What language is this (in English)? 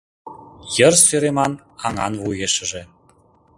Mari